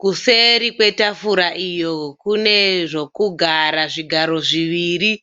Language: Shona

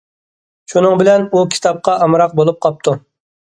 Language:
Uyghur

